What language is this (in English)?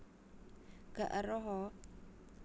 Javanese